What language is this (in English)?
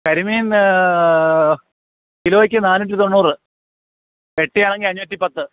Malayalam